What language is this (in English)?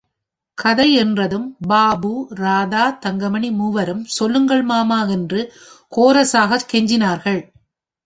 Tamil